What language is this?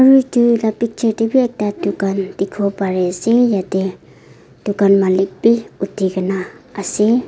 Naga Pidgin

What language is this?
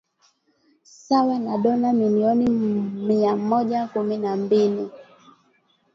Swahili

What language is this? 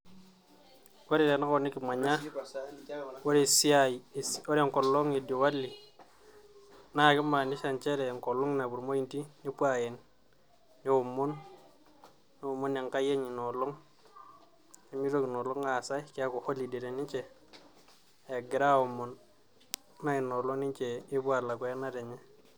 Masai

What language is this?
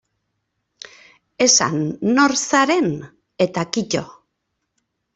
Basque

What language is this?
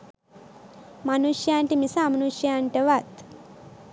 Sinhala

